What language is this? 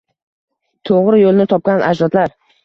Uzbek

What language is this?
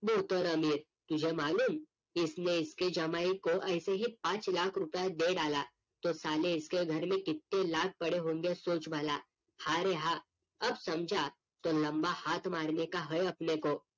Marathi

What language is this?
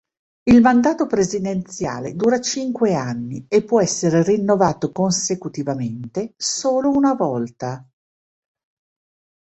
Italian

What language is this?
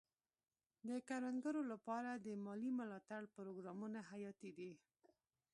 Pashto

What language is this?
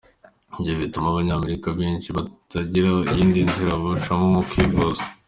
Kinyarwanda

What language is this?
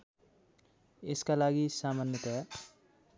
Nepali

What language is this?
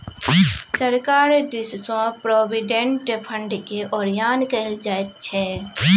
Maithili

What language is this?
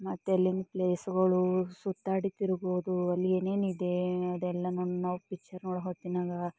Kannada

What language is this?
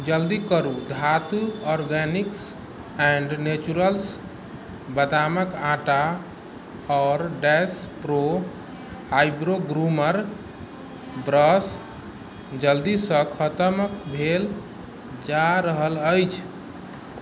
Maithili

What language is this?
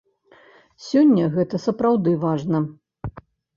Belarusian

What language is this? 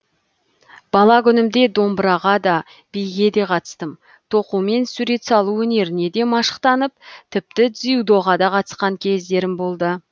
Kazakh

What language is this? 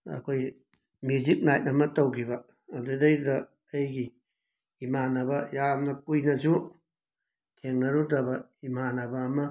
Manipuri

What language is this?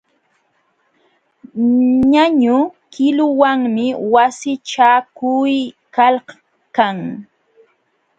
Jauja Wanca Quechua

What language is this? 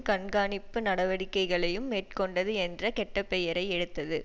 Tamil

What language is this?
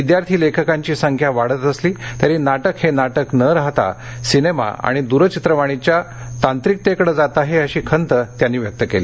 Marathi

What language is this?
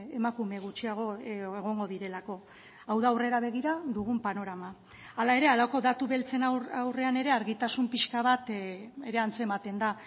Basque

